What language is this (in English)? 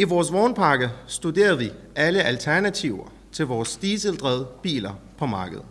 Danish